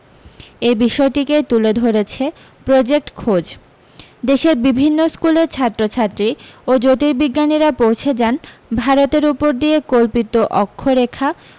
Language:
Bangla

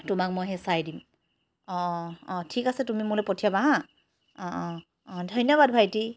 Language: Assamese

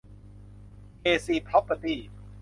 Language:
Thai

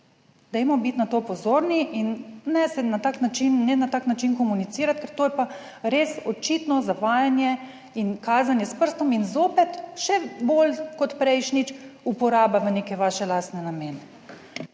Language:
Slovenian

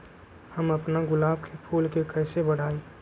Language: Magahi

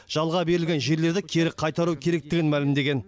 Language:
Kazakh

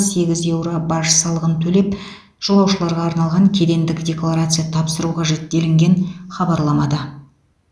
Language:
Kazakh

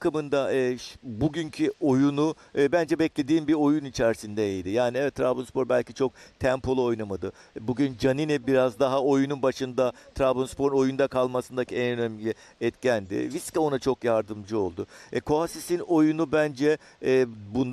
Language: Turkish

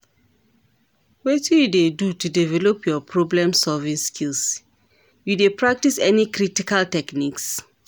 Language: Nigerian Pidgin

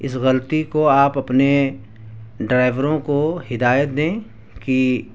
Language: Urdu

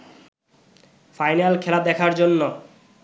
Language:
Bangla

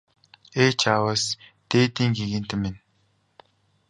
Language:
Mongolian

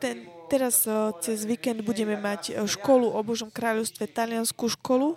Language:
Slovak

